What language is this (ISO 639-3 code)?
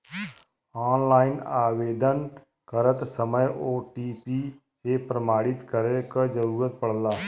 bho